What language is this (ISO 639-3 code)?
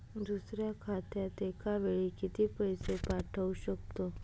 mar